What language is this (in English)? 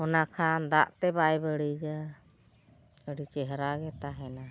Santali